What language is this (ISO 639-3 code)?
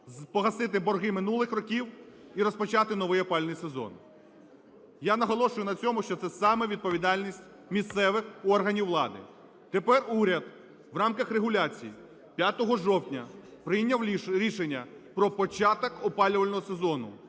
ukr